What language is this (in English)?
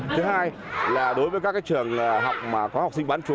Vietnamese